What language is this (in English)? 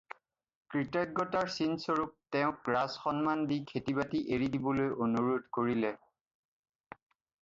Assamese